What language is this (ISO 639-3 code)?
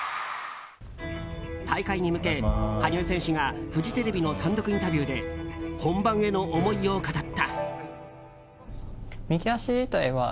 jpn